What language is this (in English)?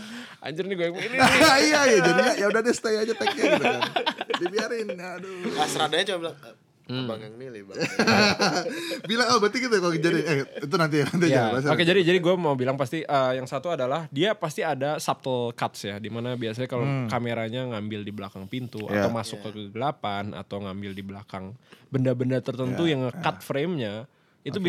Indonesian